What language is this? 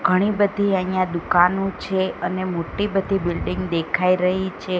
Gujarati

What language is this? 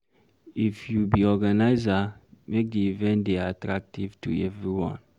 Nigerian Pidgin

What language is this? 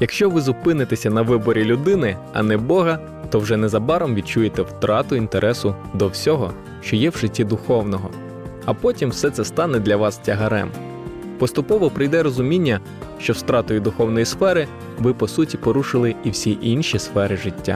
Ukrainian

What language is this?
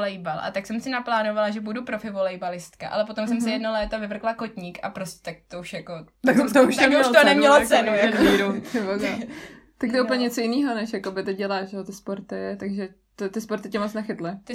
Czech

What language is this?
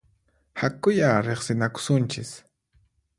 Puno Quechua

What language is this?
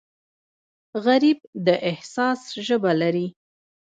Pashto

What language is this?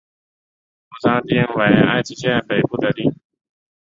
Chinese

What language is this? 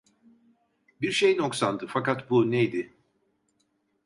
Turkish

